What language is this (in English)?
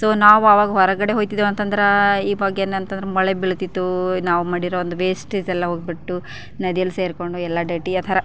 Kannada